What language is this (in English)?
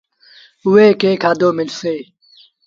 Sindhi Bhil